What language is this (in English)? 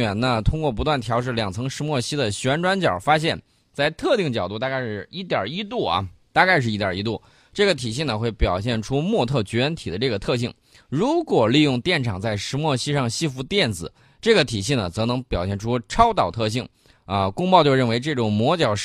Chinese